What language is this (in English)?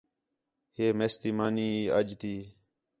Khetrani